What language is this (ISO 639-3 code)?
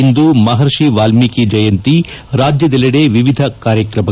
kan